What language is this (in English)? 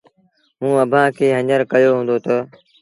Sindhi Bhil